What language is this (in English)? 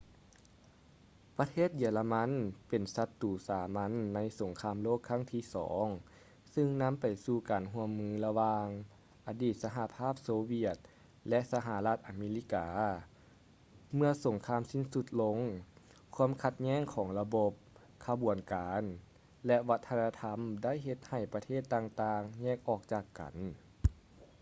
Lao